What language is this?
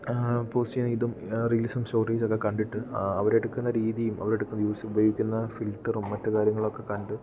Malayalam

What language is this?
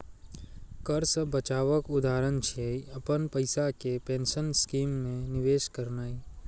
Maithili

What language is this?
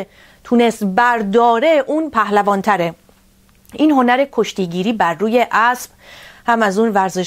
Persian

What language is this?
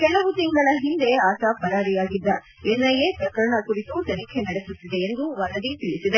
Kannada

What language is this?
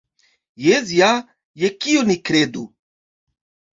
Esperanto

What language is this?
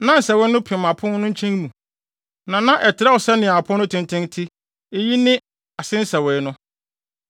Akan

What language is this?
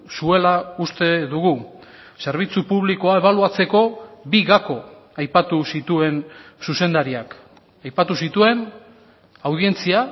Basque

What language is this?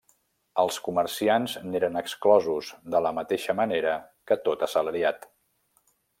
Catalan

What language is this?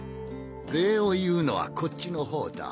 Japanese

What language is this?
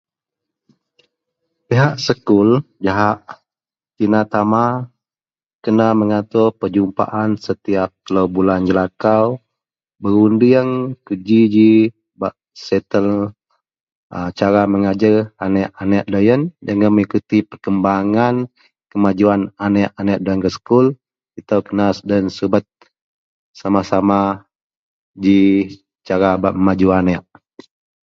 Central Melanau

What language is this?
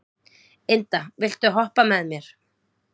Icelandic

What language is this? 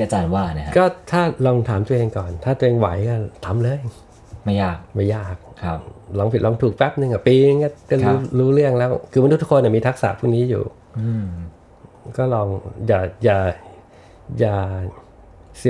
Thai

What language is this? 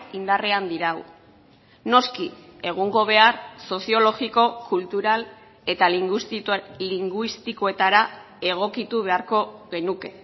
Basque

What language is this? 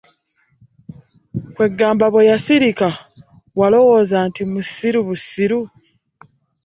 Ganda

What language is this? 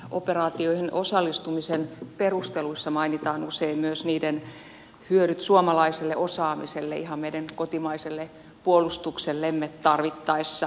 Finnish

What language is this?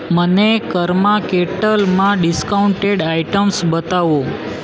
Gujarati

